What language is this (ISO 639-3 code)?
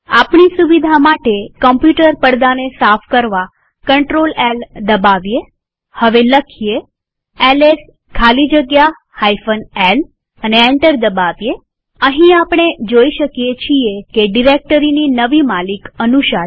guj